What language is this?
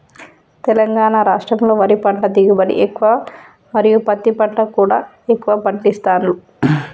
Telugu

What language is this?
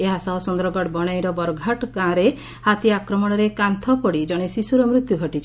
Odia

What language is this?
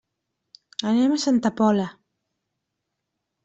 Catalan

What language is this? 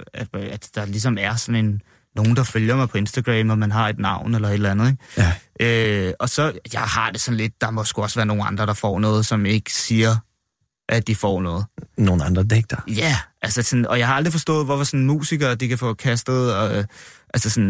Danish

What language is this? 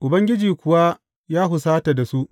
Hausa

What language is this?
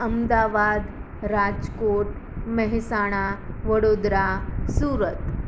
Gujarati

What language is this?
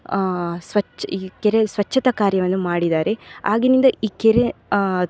Kannada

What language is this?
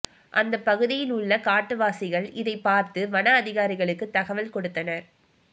Tamil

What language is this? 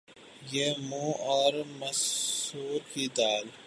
Urdu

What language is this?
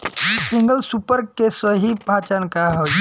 Bhojpuri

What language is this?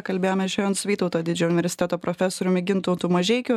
Lithuanian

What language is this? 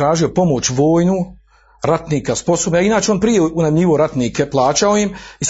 Croatian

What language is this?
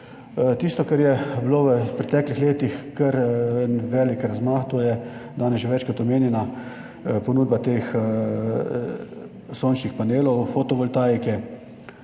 Slovenian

